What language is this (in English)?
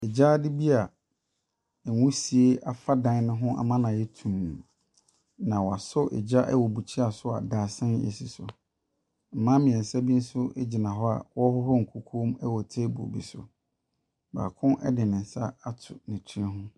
Akan